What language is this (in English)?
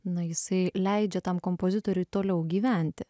Lithuanian